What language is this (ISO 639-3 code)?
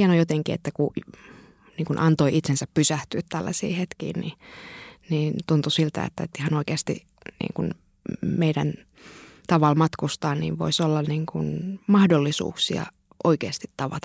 fin